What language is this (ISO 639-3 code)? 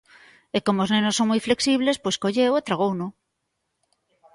glg